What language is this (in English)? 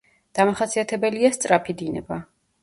Georgian